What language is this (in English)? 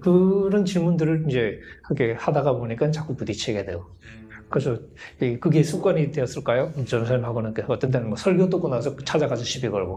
Korean